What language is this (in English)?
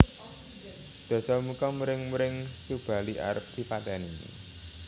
Javanese